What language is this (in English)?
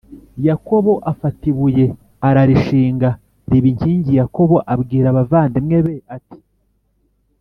Kinyarwanda